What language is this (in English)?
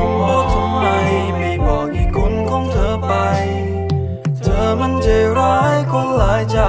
Thai